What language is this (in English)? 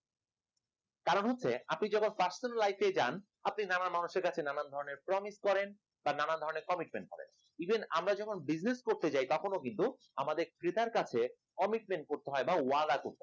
Bangla